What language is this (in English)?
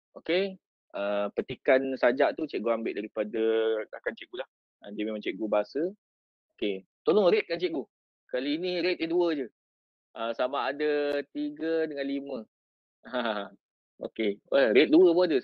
Malay